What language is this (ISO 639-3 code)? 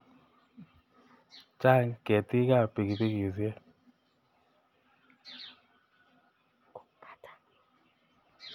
kln